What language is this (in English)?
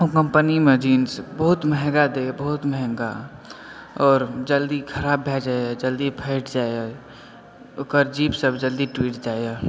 Maithili